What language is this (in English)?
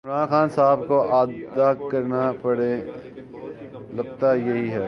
Urdu